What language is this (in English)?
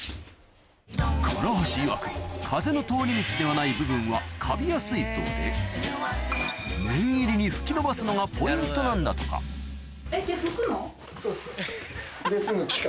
Japanese